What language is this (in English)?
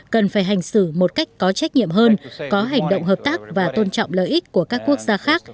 Vietnamese